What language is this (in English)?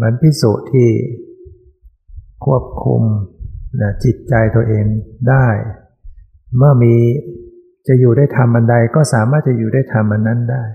Thai